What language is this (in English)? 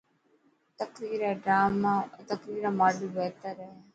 Dhatki